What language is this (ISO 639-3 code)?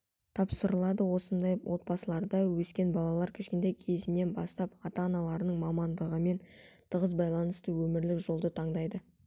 kaz